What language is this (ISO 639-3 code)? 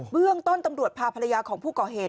tha